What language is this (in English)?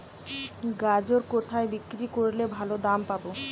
Bangla